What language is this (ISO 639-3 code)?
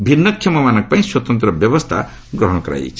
ori